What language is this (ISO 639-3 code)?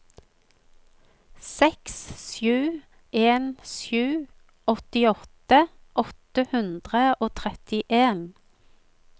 nor